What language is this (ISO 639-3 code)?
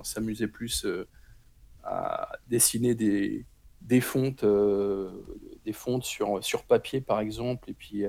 fra